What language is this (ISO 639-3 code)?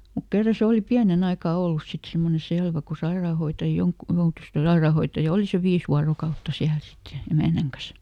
fin